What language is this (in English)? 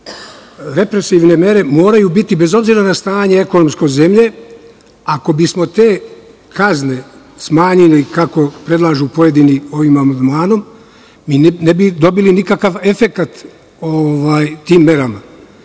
Serbian